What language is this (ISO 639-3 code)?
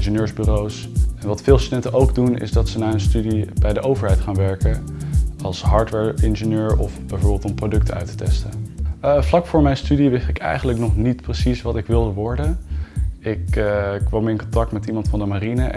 nld